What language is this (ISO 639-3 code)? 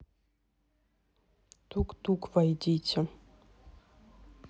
rus